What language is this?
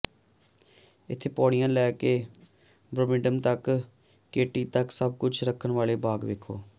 Punjabi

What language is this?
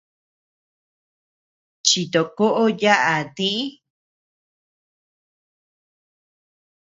Tepeuxila Cuicatec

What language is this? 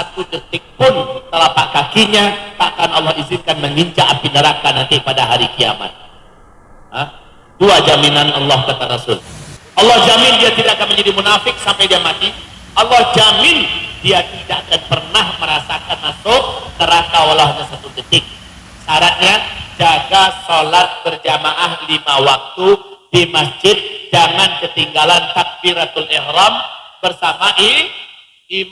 Indonesian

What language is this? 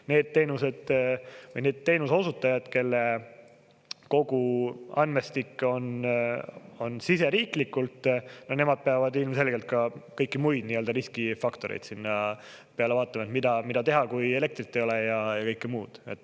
Estonian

